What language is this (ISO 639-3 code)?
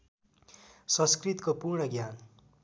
nep